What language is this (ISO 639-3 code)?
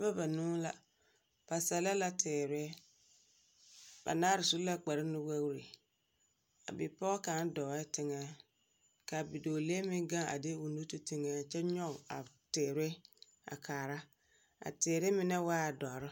dga